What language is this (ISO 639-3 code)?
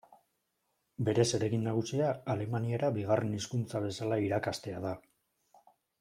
eus